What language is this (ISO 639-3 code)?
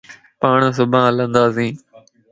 lss